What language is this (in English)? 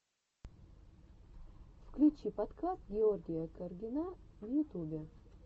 Russian